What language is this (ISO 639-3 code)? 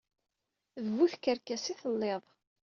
kab